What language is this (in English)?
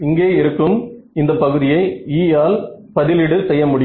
Tamil